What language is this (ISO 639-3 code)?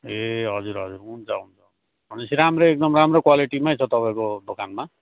nep